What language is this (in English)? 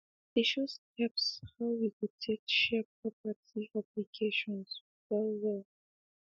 Nigerian Pidgin